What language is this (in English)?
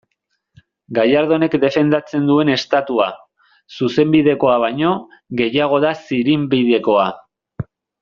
Basque